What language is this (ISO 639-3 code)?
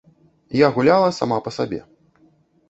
bel